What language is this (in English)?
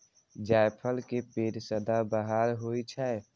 Maithili